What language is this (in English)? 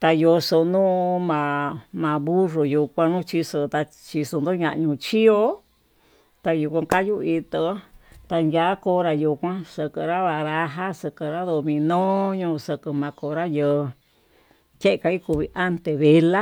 Tututepec Mixtec